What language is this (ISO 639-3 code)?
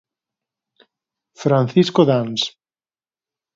glg